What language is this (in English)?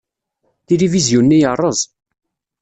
Kabyle